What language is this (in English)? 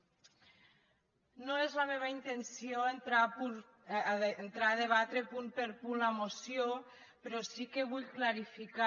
Catalan